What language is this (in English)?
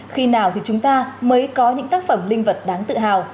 Vietnamese